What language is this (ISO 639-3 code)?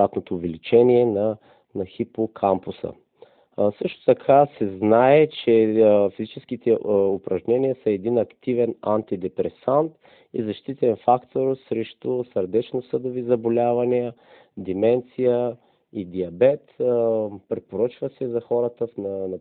bul